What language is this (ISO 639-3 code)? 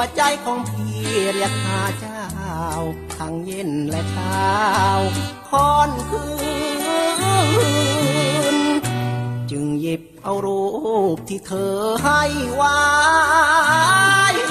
tha